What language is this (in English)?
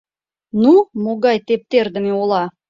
Mari